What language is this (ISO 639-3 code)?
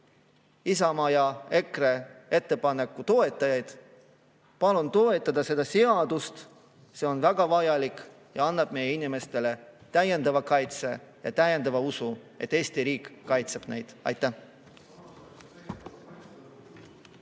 est